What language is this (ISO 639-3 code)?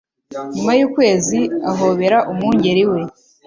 kin